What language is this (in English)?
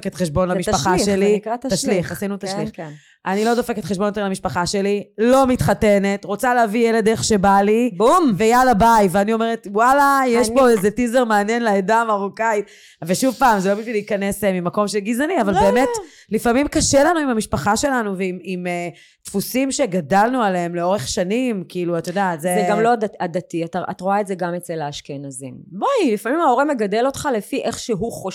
Hebrew